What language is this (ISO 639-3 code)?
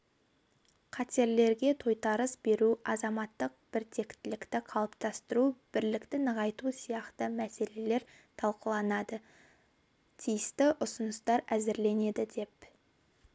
kaz